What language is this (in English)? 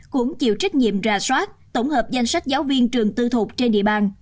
Vietnamese